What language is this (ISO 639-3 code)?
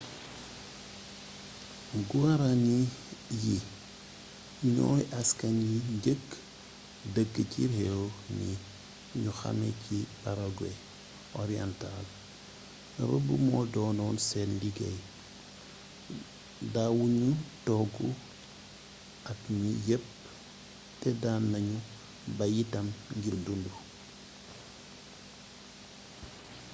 wol